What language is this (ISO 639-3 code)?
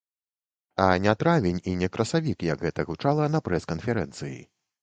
bel